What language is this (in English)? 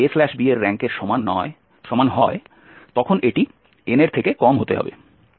Bangla